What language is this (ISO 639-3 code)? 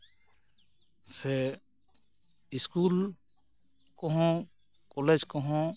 sat